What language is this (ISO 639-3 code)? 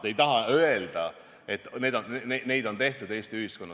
est